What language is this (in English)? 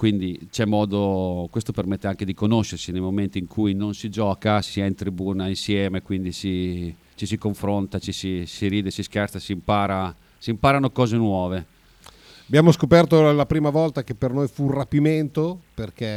Italian